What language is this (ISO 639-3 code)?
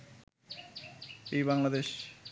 ben